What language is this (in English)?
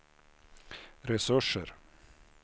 Swedish